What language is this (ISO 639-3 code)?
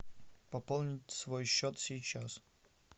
rus